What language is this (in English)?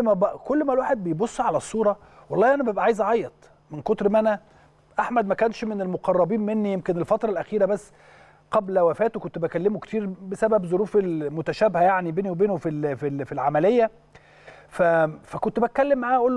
Arabic